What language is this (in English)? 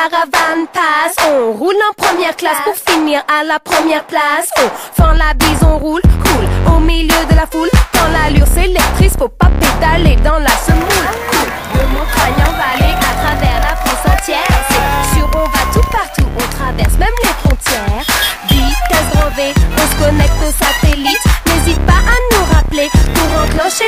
French